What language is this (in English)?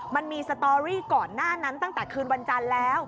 Thai